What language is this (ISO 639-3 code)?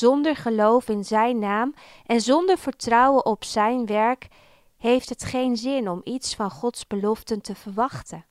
nld